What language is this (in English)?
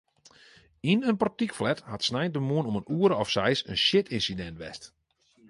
Western Frisian